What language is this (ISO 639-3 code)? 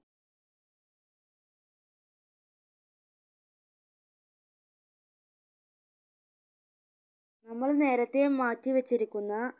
mal